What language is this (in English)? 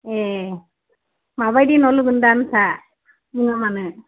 Bodo